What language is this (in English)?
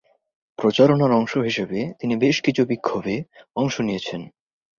Bangla